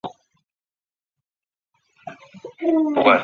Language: Chinese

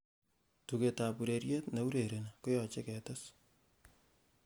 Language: Kalenjin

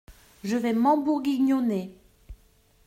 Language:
French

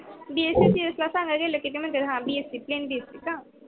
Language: Marathi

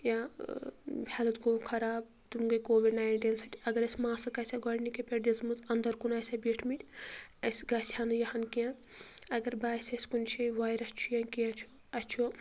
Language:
Kashmiri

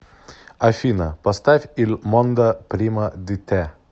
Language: Russian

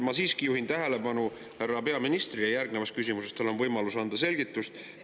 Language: Estonian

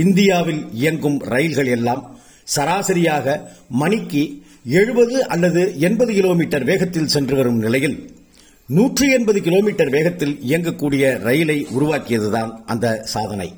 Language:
Tamil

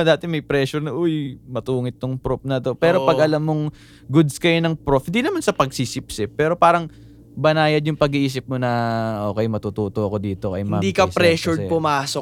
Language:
Filipino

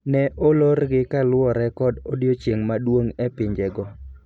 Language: Luo (Kenya and Tanzania)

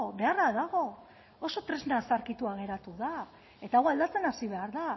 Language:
Basque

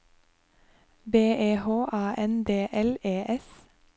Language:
Norwegian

